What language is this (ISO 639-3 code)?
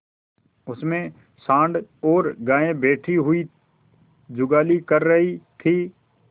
hin